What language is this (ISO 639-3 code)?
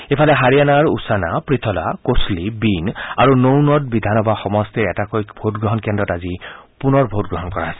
asm